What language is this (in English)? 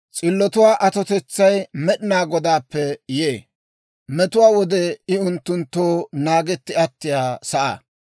Dawro